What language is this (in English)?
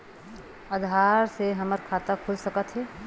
Chhattisgarhi